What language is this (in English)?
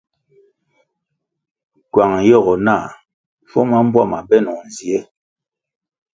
Kwasio